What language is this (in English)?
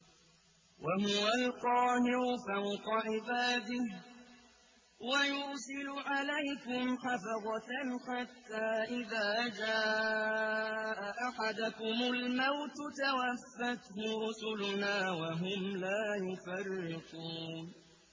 Arabic